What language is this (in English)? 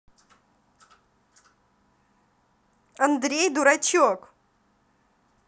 Russian